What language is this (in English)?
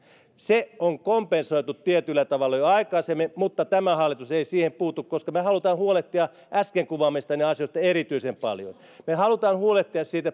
Finnish